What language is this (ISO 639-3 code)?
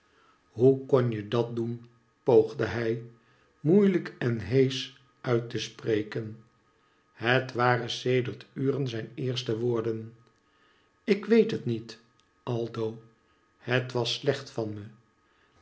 nld